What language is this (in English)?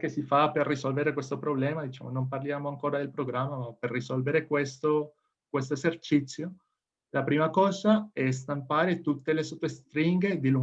Italian